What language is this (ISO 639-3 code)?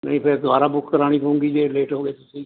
pan